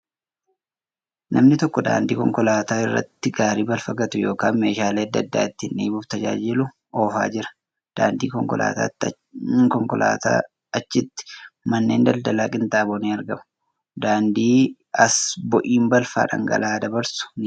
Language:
Oromo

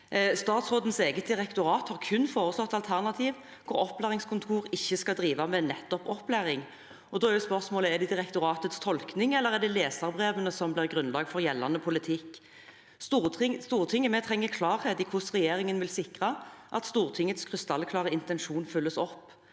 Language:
Norwegian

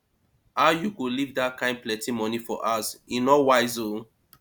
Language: Nigerian Pidgin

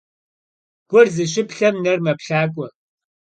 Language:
Kabardian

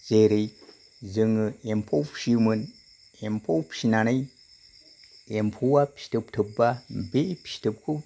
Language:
Bodo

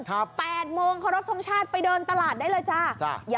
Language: Thai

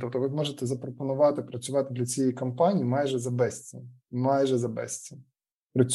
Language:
Ukrainian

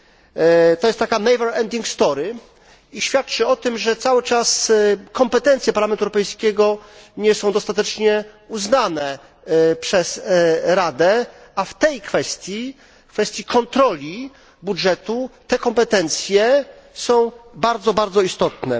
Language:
Polish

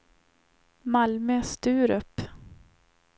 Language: Swedish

